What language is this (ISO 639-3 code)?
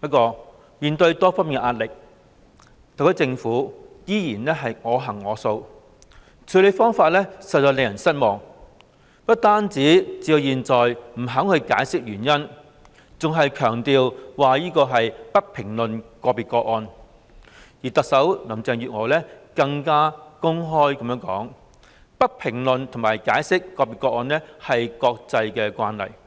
yue